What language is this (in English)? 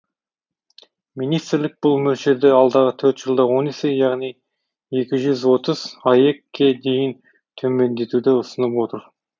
Kazakh